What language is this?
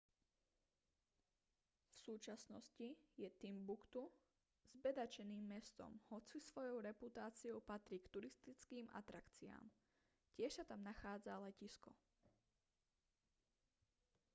Slovak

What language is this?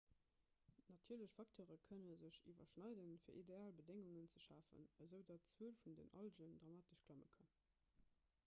Luxembourgish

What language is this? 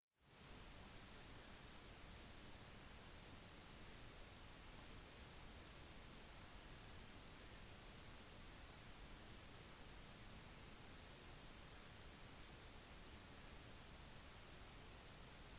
Norwegian Bokmål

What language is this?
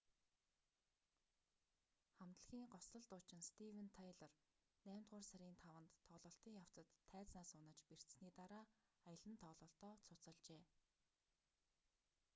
Mongolian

